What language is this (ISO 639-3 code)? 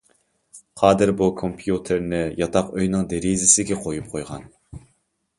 uig